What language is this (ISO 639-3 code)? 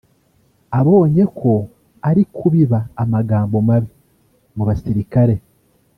kin